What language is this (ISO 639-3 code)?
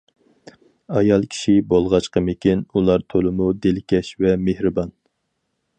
uig